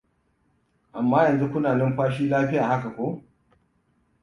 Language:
Hausa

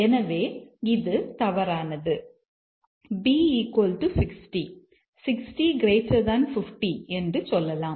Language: Tamil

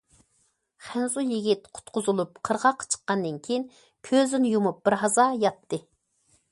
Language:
Uyghur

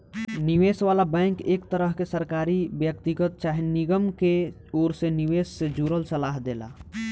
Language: Bhojpuri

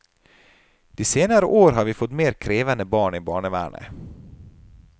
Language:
Norwegian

